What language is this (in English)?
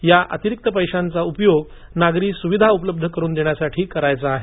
Marathi